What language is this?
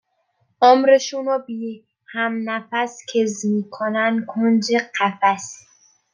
Persian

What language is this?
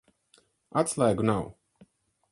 Latvian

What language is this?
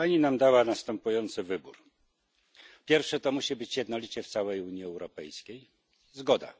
Polish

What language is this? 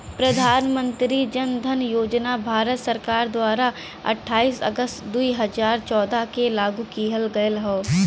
Bhojpuri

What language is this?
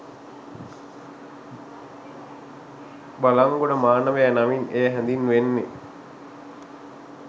Sinhala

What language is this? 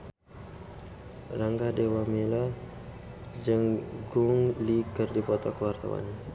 Sundanese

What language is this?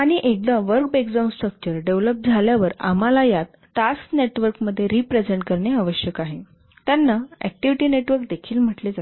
Marathi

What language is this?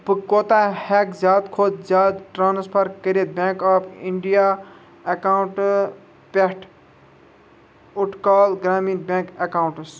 Kashmiri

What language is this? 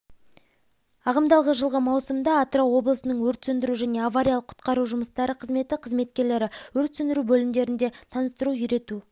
Kazakh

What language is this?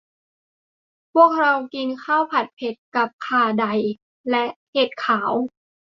Thai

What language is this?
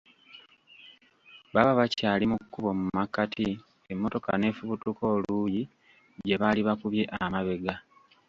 Ganda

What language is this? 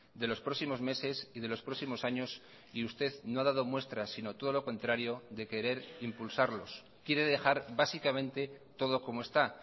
Spanish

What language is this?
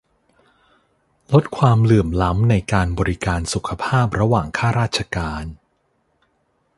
Thai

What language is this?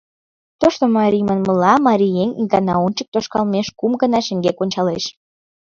Mari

